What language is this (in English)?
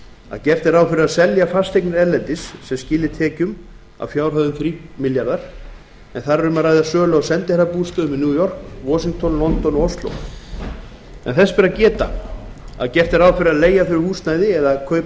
Icelandic